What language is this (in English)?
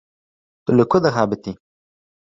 Kurdish